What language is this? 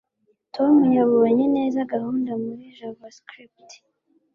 Kinyarwanda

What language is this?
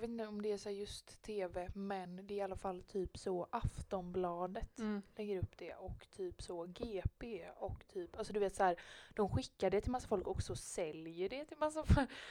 Swedish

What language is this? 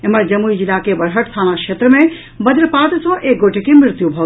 Maithili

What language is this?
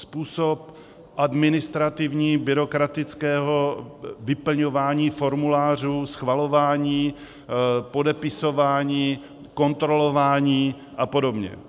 Czech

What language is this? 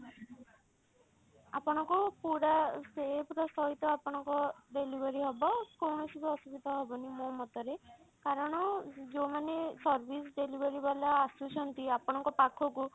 Odia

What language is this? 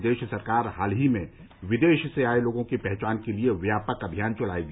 Hindi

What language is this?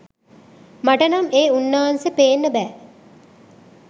Sinhala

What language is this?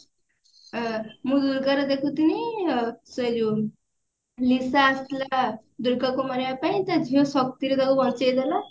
Odia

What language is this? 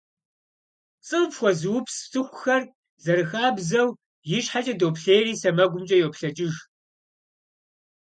Kabardian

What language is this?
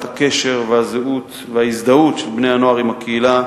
Hebrew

